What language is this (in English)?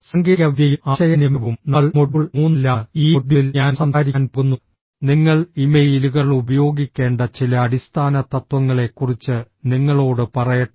Malayalam